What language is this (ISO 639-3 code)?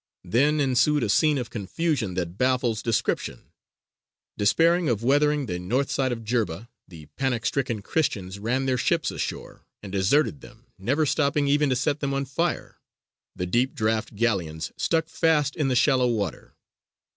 eng